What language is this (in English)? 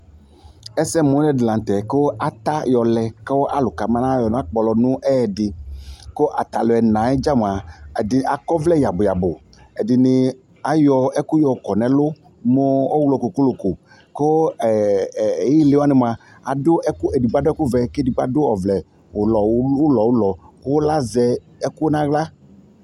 Ikposo